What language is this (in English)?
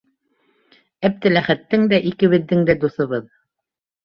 Bashkir